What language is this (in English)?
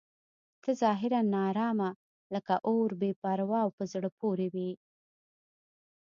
Pashto